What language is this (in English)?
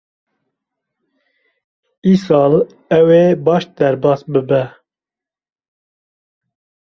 Kurdish